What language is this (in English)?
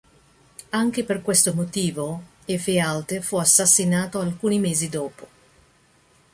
Italian